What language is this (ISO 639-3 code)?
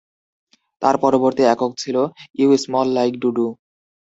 ben